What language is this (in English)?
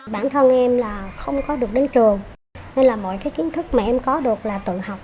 Vietnamese